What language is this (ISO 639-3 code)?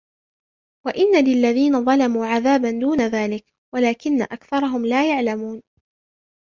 ara